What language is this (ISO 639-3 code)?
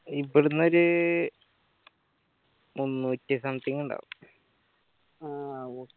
mal